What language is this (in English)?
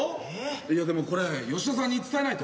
Japanese